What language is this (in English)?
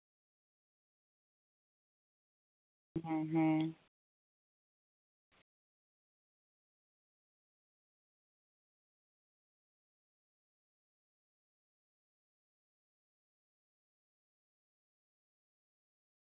Santali